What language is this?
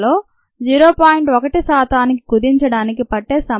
Telugu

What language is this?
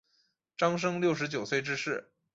Chinese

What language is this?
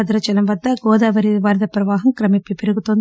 Telugu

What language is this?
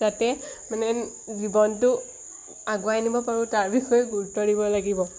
Assamese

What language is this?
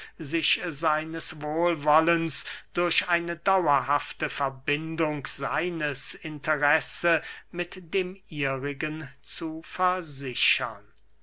German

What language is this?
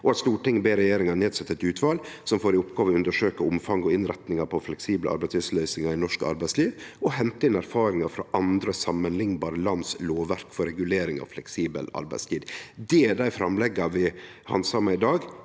Norwegian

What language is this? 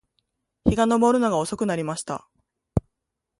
Japanese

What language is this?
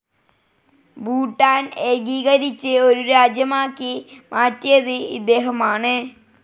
Malayalam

